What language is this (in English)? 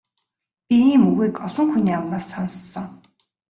Mongolian